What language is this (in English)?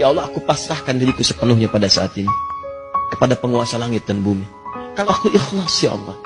Indonesian